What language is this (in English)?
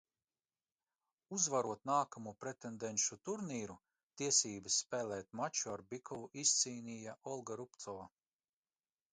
Latvian